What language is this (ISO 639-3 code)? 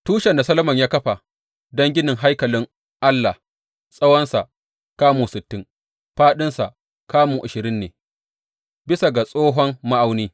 hau